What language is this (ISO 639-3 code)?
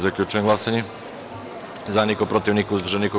srp